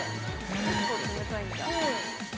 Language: Japanese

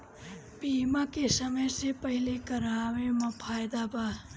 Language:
Bhojpuri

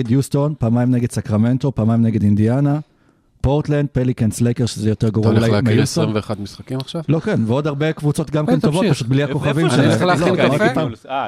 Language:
Hebrew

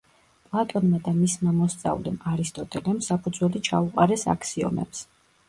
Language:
Georgian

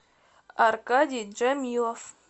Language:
Russian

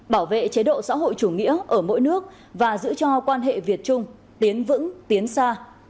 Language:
Vietnamese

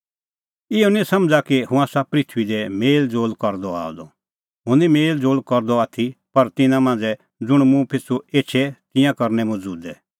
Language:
Kullu Pahari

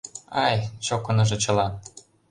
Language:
Mari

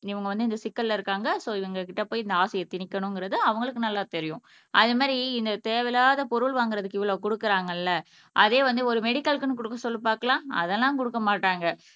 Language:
Tamil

